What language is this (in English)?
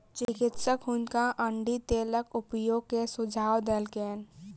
Maithili